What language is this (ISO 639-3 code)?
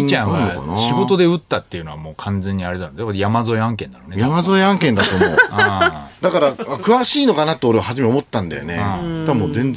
jpn